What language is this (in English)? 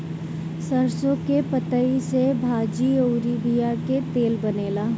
Bhojpuri